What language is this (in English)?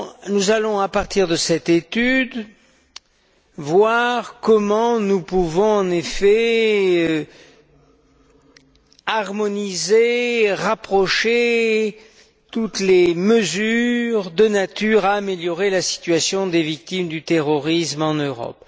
French